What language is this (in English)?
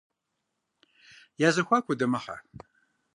Kabardian